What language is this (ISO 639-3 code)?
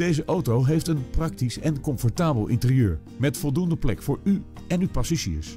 nld